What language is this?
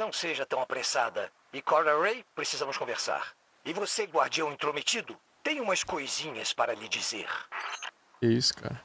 Portuguese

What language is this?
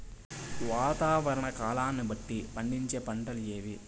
Telugu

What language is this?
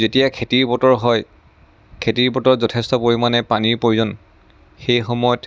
Assamese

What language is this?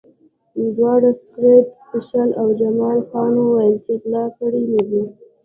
Pashto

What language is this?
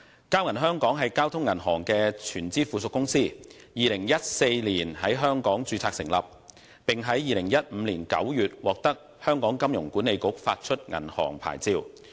Cantonese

